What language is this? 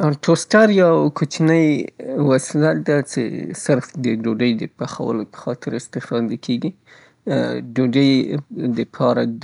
Southern Pashto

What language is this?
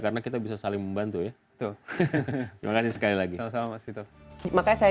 Indonesian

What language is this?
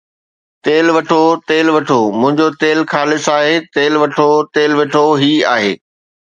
Sindhi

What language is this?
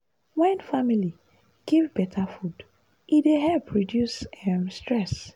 Nigerian Pidgin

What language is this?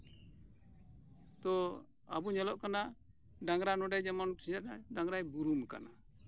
Santali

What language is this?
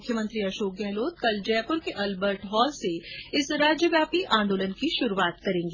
Hindi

